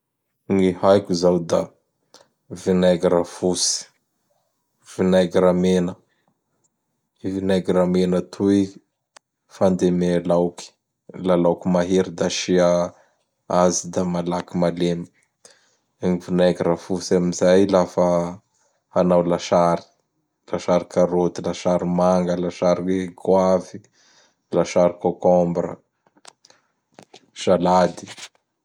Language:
Bara Malagasy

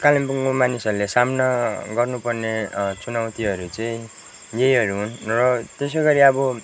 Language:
Nepali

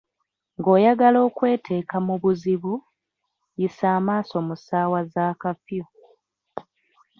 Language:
Ganda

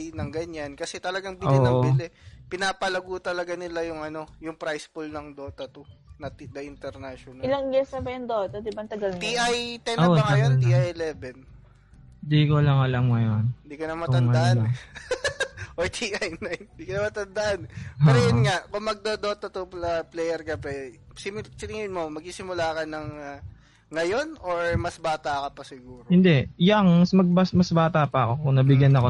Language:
Filipino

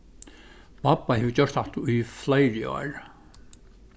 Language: Faroese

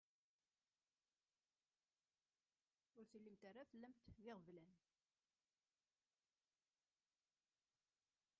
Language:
Kabyle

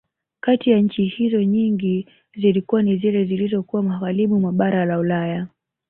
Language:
Swahili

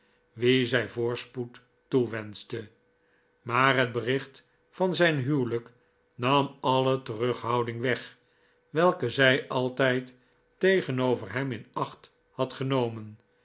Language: Dutch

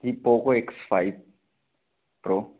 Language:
Hindi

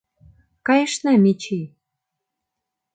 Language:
Mari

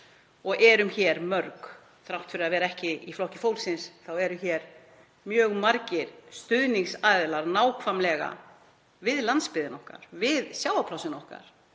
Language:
Icelandic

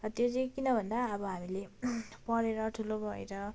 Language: Nepali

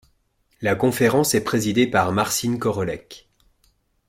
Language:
French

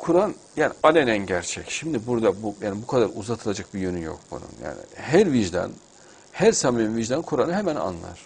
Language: Turkish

